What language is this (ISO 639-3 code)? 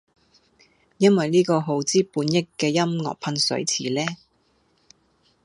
yue